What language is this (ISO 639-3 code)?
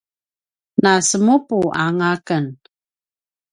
pwn